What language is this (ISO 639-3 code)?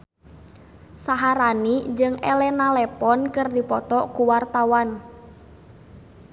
sun